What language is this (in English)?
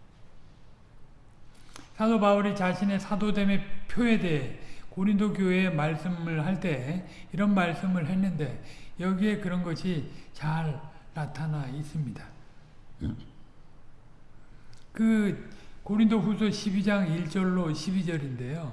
Korean